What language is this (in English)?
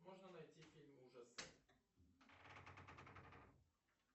Russian